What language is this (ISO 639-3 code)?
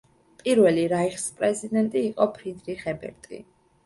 kat